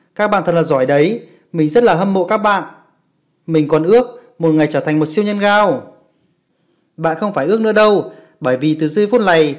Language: Vietnamese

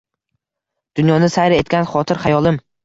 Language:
Uzbek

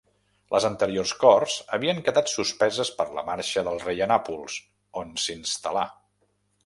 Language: Catalan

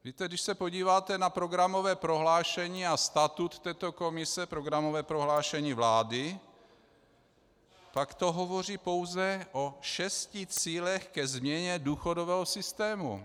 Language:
Czech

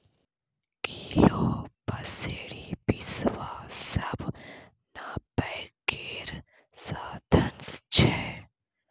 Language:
Maithili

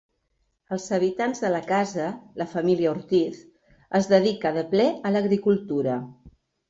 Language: Catalan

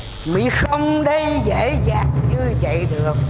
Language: Vietnamese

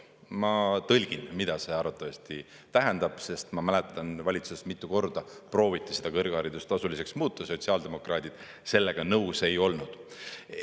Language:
Estonian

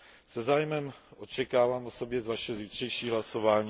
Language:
Czech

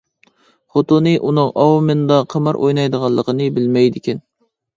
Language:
Uyghur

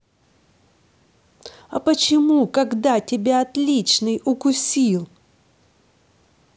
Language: Russian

